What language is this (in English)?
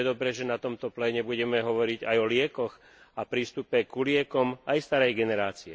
Slovak